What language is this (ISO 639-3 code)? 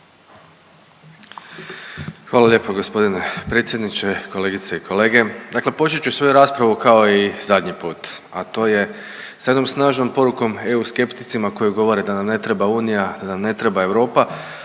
hrv